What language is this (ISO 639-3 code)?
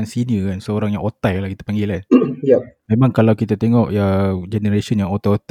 msa